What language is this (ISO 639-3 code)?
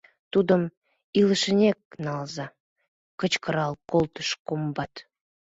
chm